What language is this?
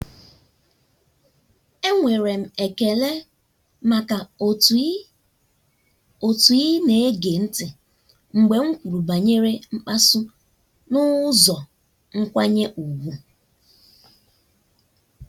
Igbo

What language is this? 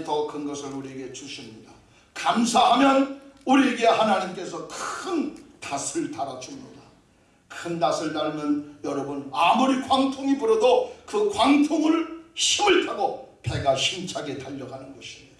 Korean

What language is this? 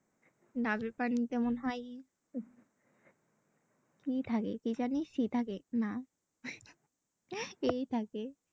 Bangla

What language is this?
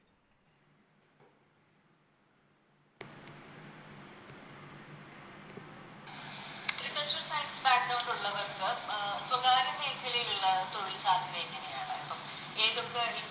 Malayalam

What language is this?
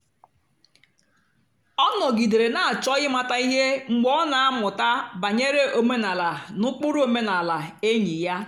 Igbo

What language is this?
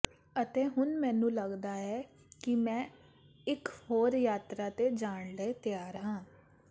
Punjabi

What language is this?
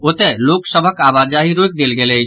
Maithili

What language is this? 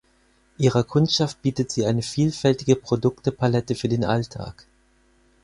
German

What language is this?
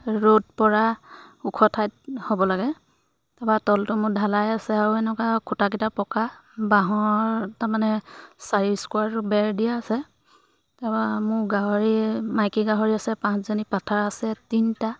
Assamese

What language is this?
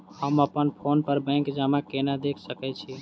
Maithili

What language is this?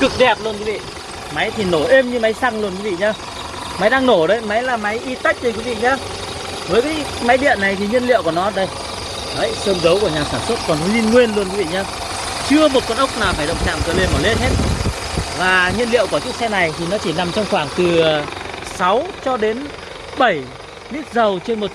Vietnamese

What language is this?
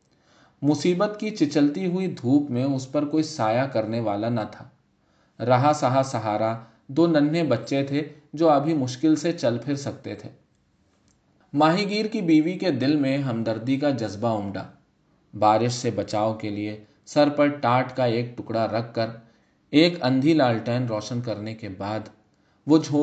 Urdu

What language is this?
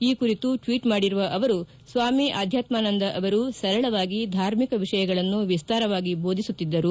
Kannada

